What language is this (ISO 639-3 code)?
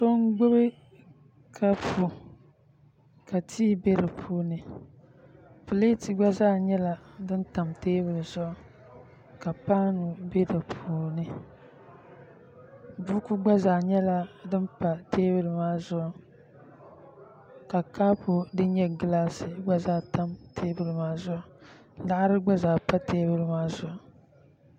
dag